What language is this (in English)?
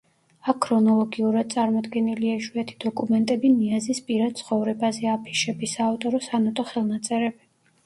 Georgian